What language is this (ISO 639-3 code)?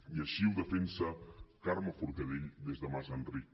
cat